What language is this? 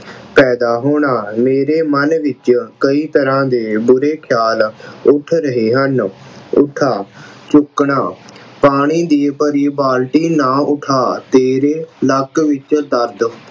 Punjabi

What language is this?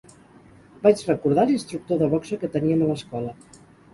Catalan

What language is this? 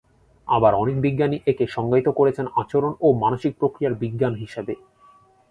Bangla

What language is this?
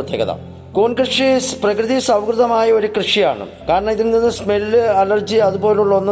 Malayalam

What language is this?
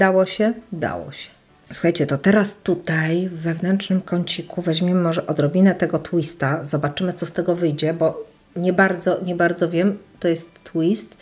Polish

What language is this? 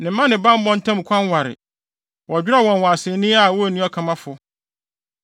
Akan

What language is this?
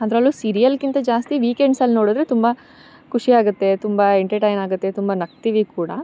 Kannada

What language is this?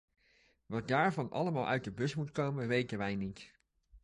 Dutch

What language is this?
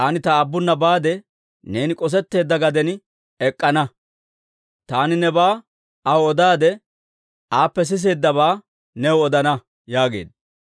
Dawro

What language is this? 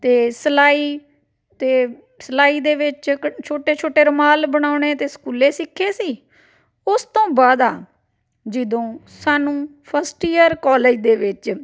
Punjabi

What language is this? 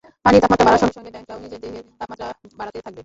Bangla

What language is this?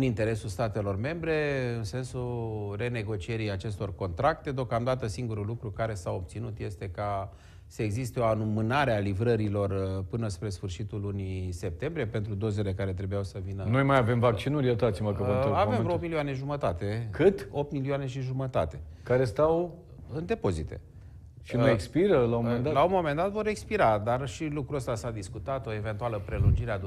Romanian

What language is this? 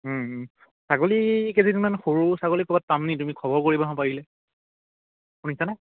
Assamese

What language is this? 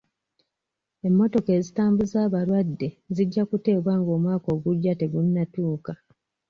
Ganda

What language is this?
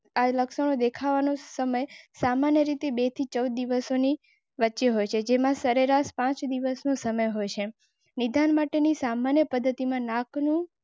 Gujarati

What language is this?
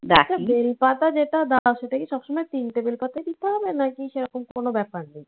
Bangla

